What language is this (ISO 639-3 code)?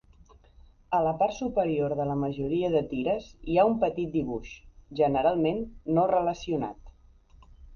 cat